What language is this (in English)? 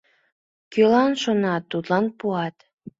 Mari